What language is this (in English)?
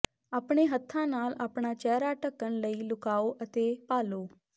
Punjabi